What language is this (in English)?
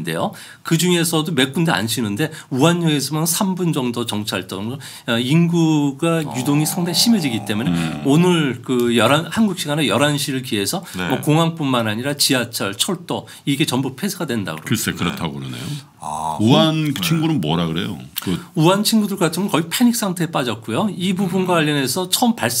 Korean